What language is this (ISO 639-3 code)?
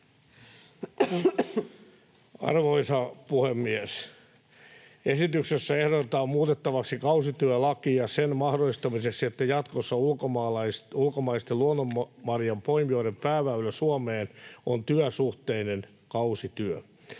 fin